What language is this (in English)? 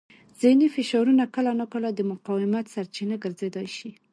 Pashto